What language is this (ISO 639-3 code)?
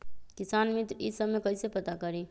mag